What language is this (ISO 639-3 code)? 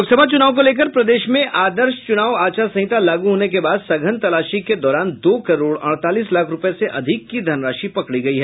hin